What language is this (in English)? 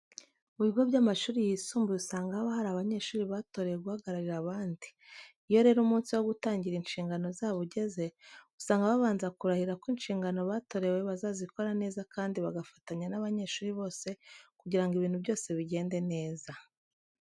Kinyarwanda